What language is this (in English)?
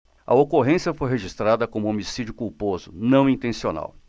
Portuguese